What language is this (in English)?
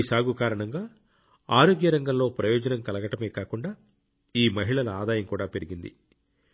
Telugu